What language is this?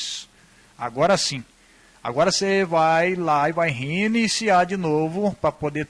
Portuguese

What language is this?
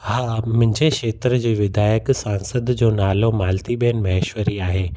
Sindhi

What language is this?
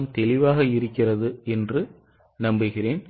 Tamil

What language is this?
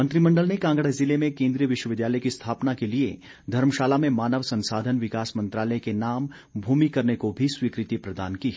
Hindi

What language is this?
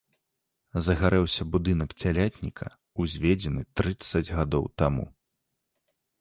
Belarusian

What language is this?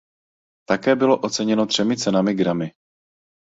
Czech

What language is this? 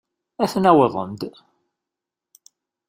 Kabyle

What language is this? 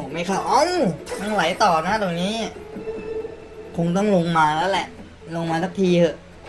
Thai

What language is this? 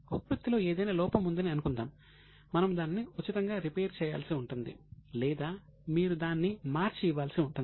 Telugu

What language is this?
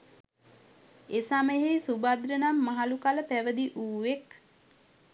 Sinhala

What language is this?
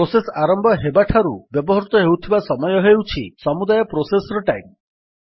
Odia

